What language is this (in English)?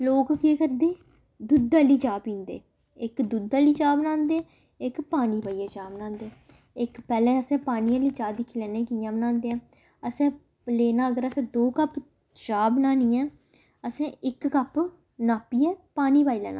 Dogri